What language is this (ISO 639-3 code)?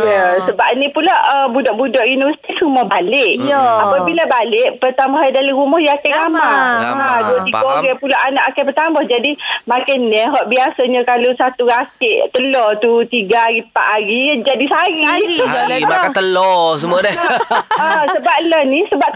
msa